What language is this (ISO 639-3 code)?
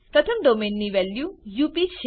guj